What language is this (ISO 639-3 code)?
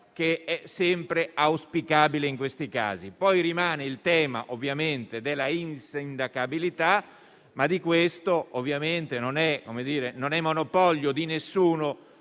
ita